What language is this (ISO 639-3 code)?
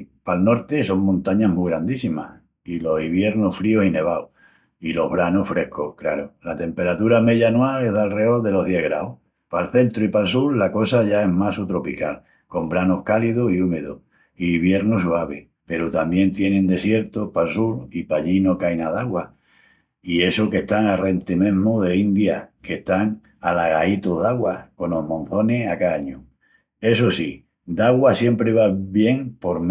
ext